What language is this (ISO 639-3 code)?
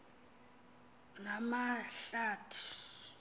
xho